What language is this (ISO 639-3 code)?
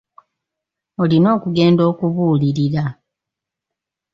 lug